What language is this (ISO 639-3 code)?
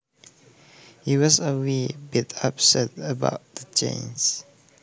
jav